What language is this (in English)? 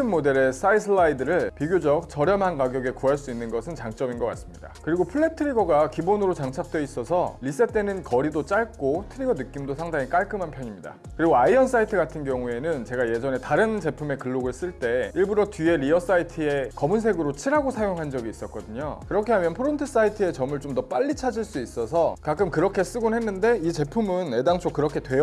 Korean